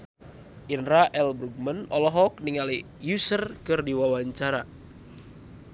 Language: Sundanese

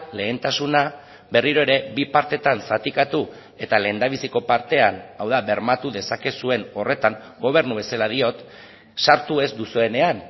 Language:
Basque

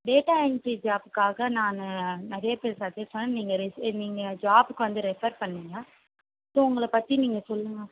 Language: Tamil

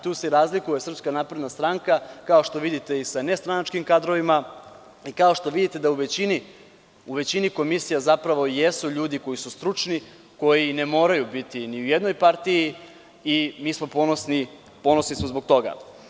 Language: Serbian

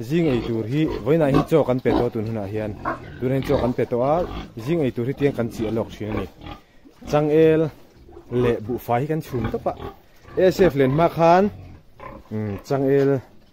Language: Thai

